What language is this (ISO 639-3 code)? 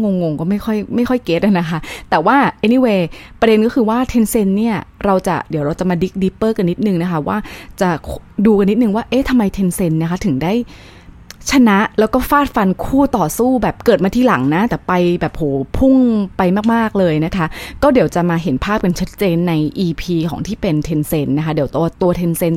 tha